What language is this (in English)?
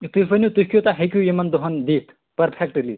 Kashmiri